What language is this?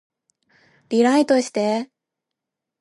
Japanese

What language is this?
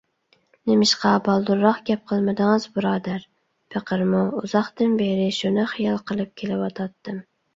Uyghur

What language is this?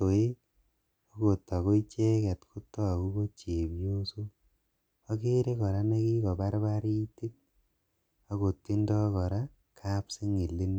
Kalenjin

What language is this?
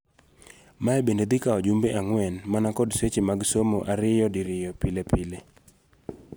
Luo (Kenya and Tanzania)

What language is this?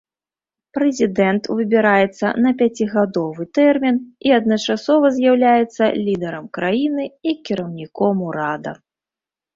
Belarusian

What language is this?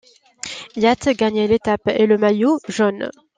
French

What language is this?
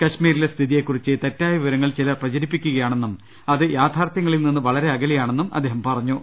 Malayalam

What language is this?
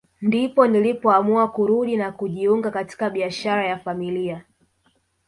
Swahili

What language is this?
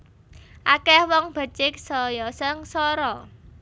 Javanese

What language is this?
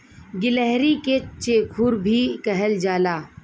Bhojpuri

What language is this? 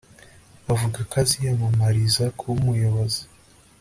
Kinyarwanda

